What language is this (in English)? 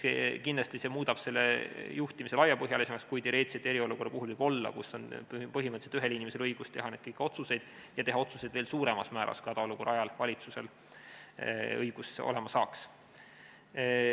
Estonian